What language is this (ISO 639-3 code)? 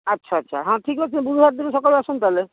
ori